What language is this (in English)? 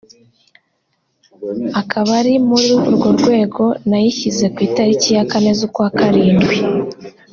Kinyarwanda